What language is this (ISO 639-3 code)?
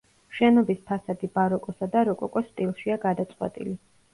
kat